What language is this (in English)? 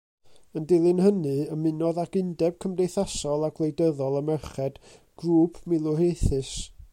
Welsh